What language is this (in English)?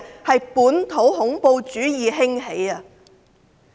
Cantonese